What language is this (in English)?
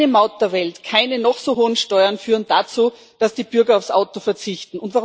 German